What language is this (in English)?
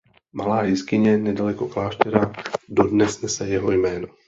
Czech